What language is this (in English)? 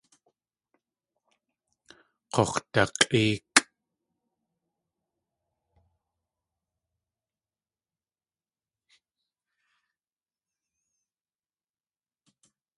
Tlingit